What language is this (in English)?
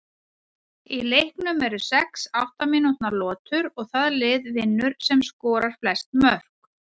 Icelandic